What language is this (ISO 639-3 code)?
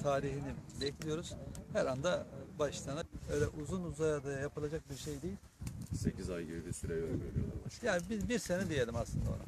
tur